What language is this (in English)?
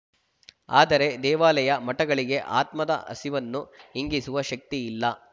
Kannada